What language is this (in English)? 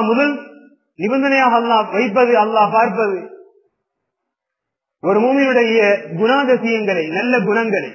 Arabic